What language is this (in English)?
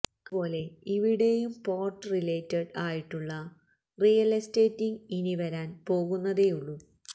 Malayalam